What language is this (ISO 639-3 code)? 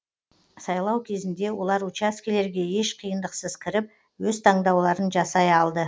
kaz